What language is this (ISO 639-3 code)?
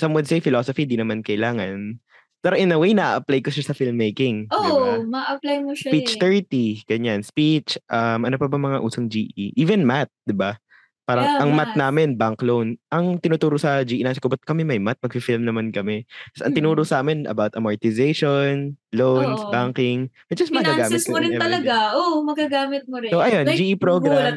fil